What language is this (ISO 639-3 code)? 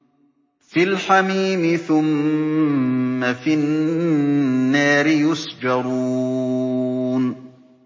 ara